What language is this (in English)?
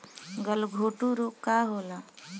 Bhojpuri